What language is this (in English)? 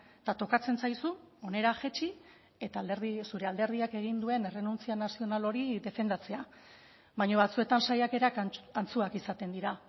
Basque